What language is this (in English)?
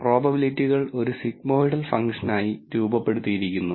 Malayalam